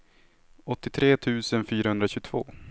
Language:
Swedish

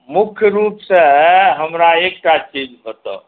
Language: Maithili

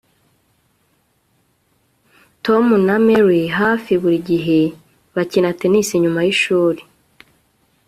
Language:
Kinyarwanda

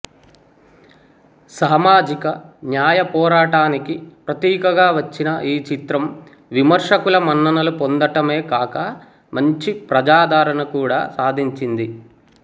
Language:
Telugu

